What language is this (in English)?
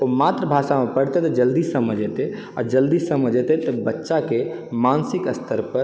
Maithili